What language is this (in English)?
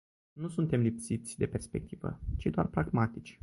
Romanian